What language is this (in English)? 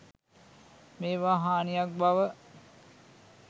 Sinhala